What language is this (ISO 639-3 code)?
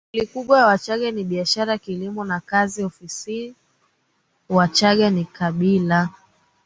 swa